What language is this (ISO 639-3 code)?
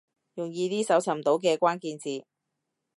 yue